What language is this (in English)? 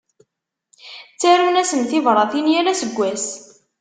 Kabyle